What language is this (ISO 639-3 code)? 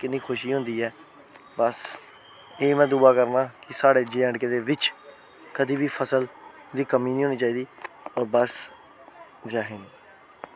doi